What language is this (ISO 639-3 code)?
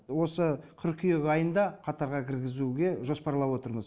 kaz